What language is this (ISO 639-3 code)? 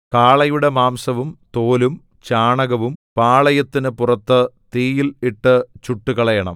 mal